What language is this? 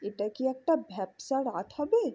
Bangla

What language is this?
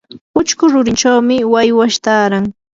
Yanahuanca Pasco Quechua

